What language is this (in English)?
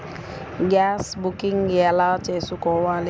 Telugu